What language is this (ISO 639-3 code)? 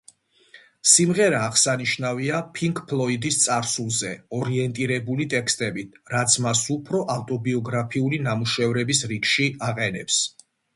kat